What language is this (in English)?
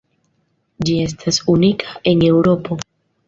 Esperanto